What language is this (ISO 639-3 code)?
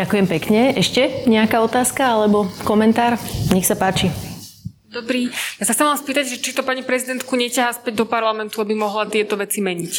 slk